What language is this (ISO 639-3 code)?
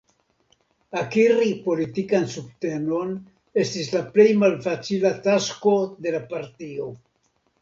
epo